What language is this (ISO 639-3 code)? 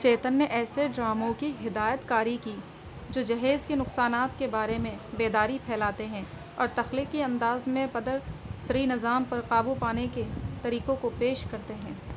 urd